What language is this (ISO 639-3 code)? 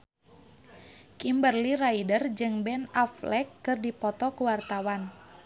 sun